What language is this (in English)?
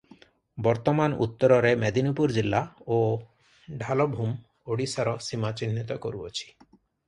Odia